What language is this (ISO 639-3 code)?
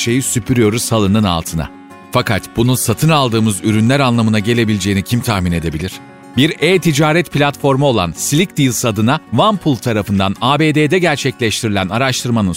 tur